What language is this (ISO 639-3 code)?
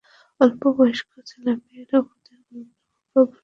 ben